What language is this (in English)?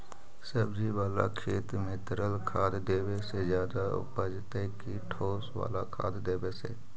Magahi